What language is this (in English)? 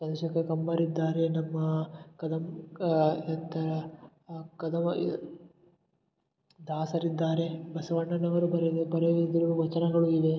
Kannada